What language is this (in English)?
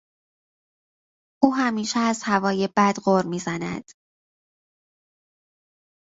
Persian